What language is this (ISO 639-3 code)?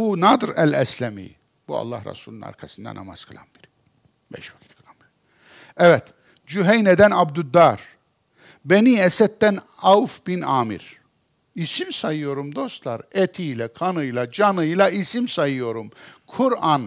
tur